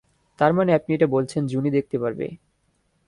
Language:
Bangla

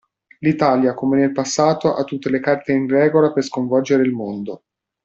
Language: Italian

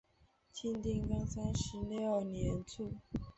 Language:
Chinese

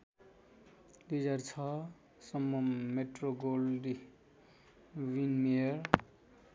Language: Nepali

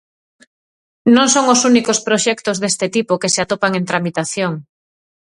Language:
Galician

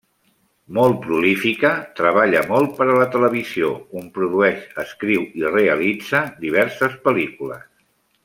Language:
Catalan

